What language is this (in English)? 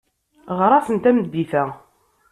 Kabyle